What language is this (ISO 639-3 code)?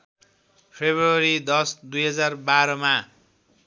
nep